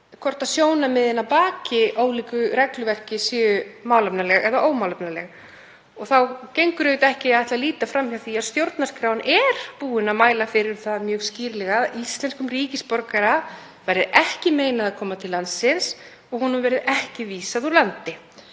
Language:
Icelandic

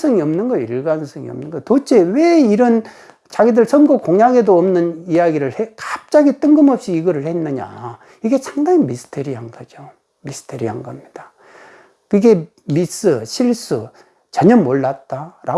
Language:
Korean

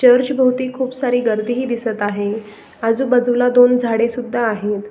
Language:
Marathi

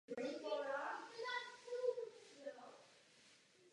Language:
Czech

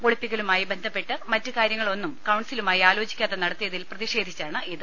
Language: Malayalam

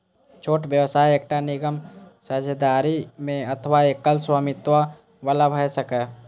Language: Maithili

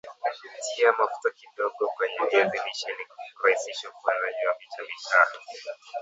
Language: Swahili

